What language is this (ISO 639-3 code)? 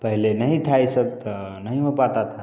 hin